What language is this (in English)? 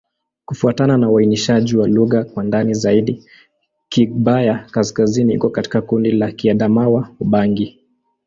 Swahili